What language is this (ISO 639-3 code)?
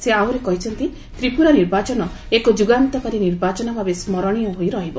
ori